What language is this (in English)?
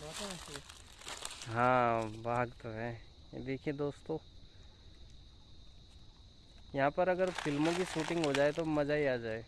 Hindi